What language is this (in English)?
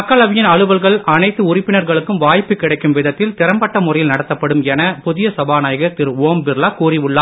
Tamil